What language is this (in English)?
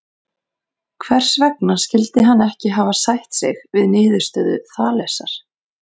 Icelandic